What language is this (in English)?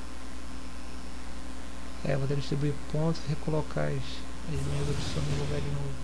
Portuguese